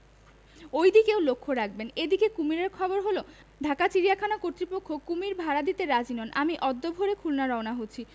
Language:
Bangla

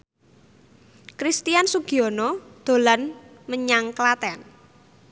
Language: Javanese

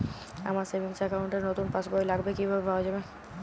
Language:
Bangla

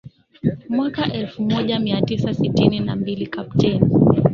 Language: Swahili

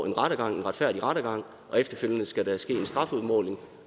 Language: Danish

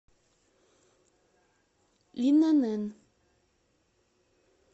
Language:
Russian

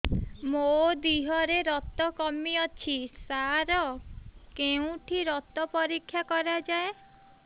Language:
Odia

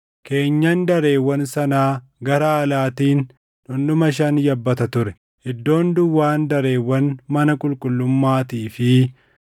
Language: Oromo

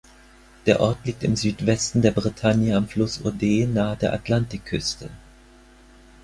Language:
German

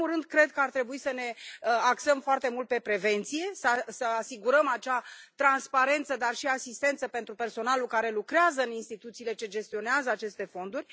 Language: Romanian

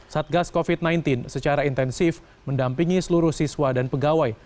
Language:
Indonesian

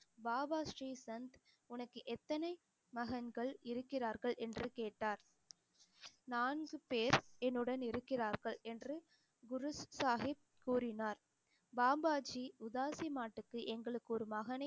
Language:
Tamil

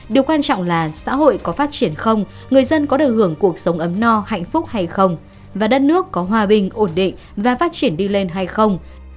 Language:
Vietnamese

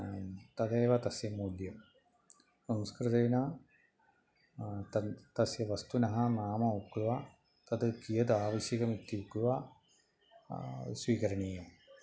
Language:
Sanskrit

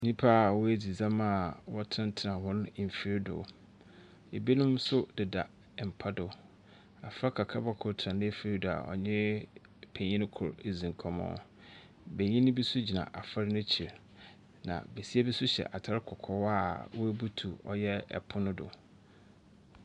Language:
Akan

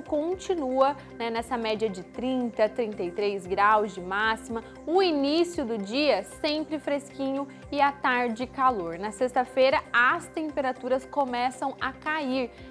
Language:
Portuguese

